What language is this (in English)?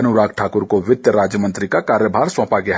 Hindi